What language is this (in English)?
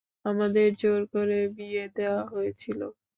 Bangla